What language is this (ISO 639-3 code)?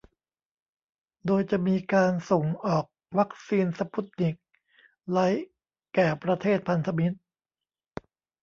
tha